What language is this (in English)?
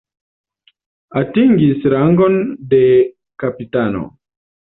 Esperanto